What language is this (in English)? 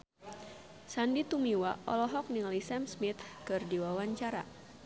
Sundanese